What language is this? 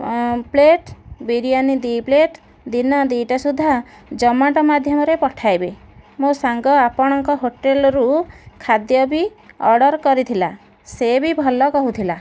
Odia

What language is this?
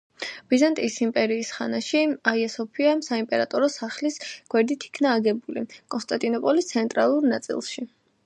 Georgian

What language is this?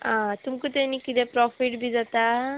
Konkani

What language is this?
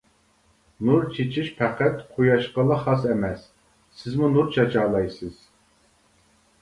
Uyghur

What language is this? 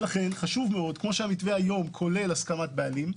Hebrew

